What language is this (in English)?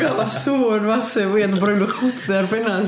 Welsh